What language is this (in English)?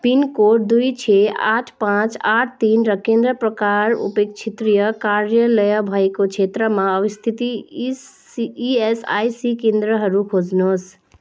Nepali